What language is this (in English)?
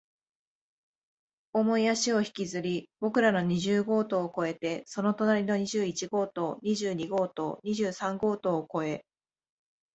Japanese